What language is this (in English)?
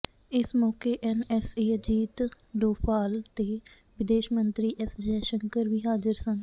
Punjabi